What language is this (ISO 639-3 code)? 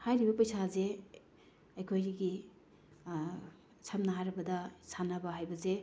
mni